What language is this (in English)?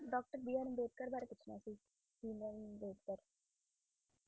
Punjabi